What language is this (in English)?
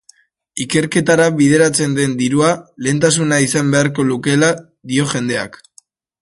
Basque